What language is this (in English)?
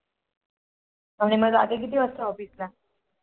Marathi